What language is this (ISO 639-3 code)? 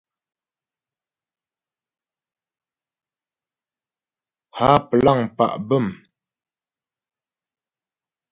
bbj